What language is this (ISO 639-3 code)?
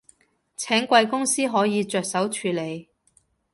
yue